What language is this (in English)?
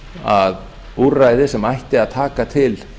Icelandic